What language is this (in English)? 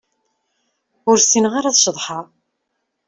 Kabyle